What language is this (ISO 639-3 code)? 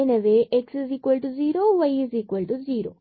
tam